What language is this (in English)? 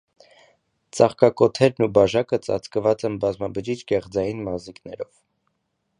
Armenian